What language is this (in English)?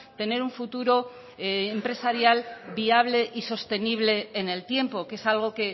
Spanish